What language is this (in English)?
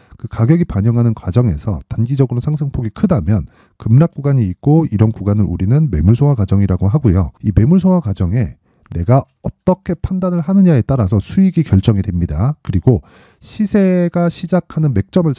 Korean